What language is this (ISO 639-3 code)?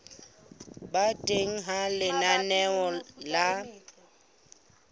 sot